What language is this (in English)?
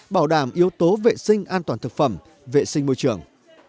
Vietnamese